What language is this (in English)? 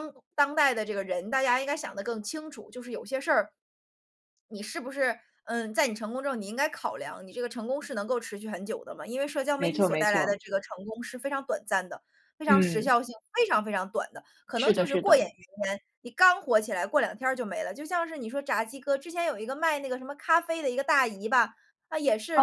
Chinese